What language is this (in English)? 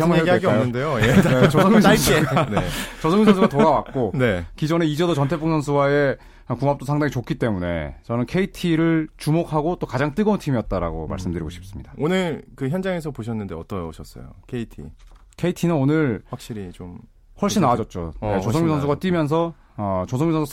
Korean